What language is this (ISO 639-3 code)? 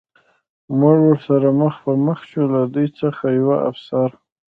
pus